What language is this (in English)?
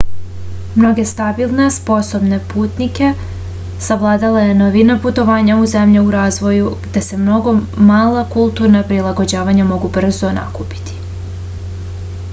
Serbian